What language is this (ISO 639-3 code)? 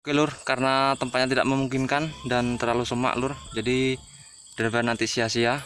ind